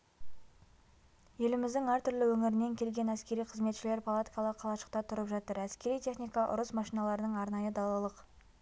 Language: Kazakh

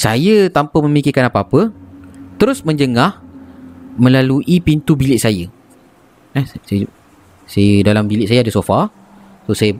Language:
Malay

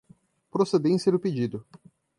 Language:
Portuguese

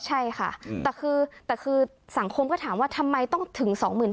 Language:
Thai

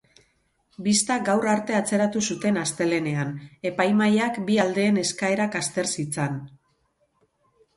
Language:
Basque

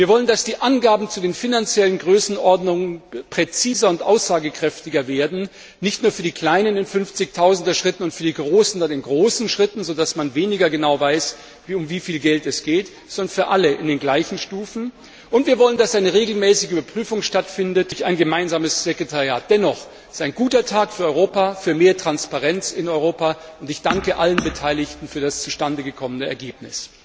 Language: German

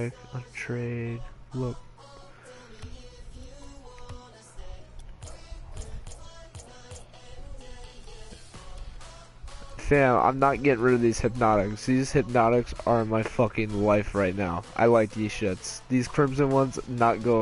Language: English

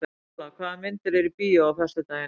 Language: Icelandic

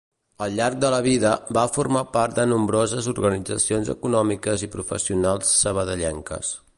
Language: Catalan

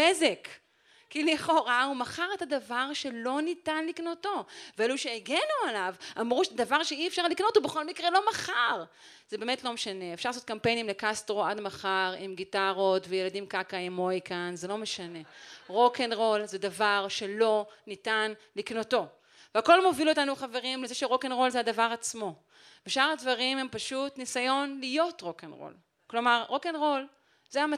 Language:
Hebrew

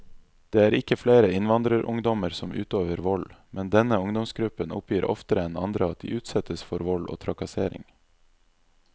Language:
Norwegian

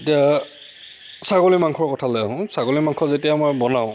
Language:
Assamese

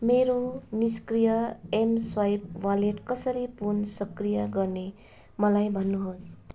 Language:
Nepali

